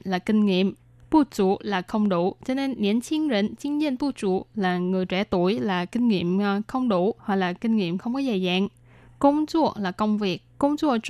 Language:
Vietnamese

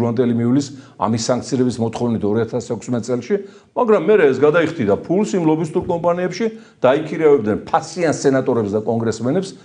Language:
Turkish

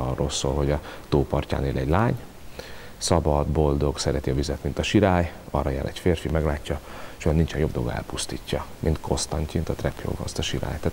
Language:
Hungarian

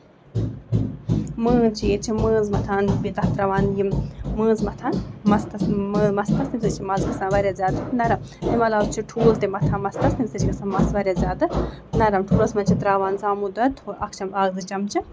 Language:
Kashmiri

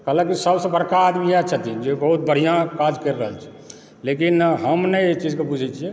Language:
Maithili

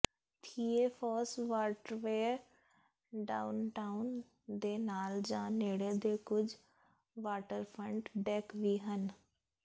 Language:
Punjabi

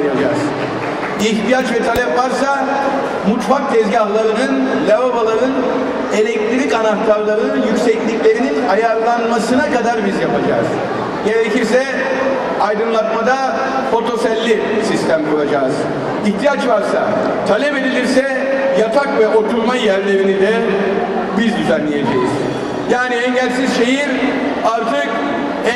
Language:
Turkish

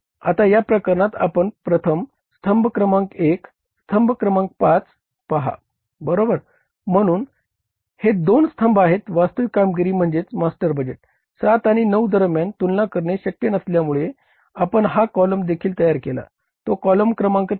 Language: Marathi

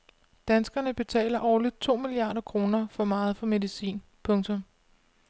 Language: Danish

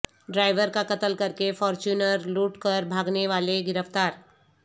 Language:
Urdu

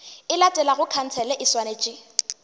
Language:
Northern Sotho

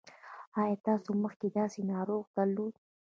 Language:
Pashto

